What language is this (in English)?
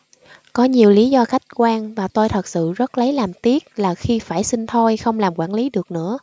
Vietnamese